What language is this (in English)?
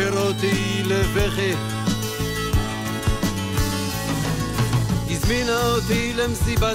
Hebrew